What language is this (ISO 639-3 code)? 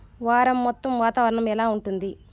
tel